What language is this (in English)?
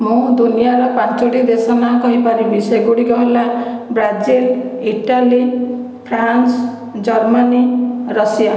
Odia